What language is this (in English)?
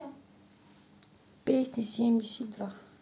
Russian